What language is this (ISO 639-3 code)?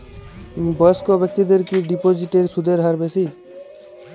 ben